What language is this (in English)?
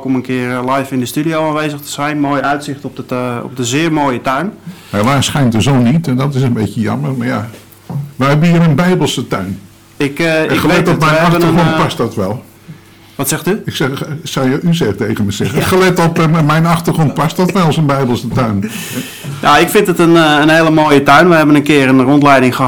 Dutch